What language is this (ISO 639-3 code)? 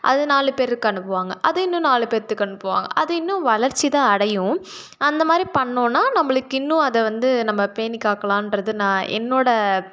tam